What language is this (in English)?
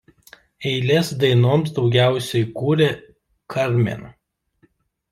Lithuanian